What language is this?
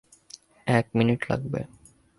Bangla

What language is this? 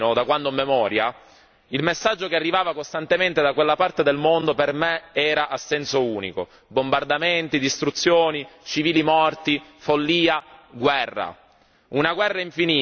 Italian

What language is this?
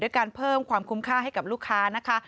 Thai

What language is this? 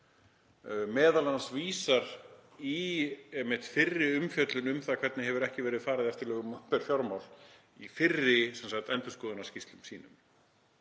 Icelandic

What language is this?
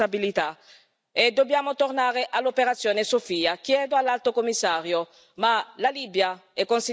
Italian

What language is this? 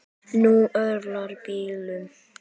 Icelandic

